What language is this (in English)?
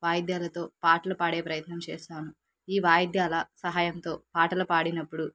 Telugu